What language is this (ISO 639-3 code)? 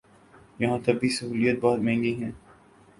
urd